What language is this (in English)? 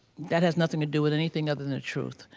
English